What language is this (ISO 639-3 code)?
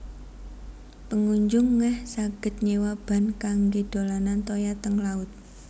jav